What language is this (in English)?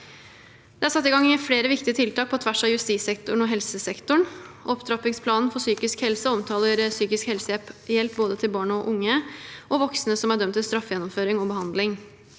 Norwegian